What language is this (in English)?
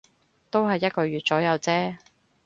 Cantonese